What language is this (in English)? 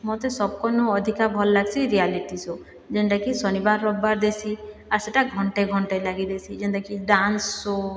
Odia